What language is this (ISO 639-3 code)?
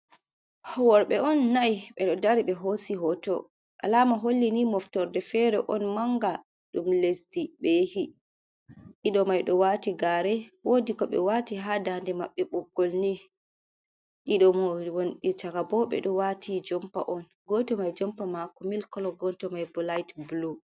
ful